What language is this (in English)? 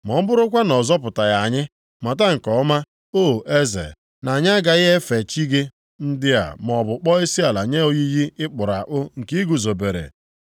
Igbo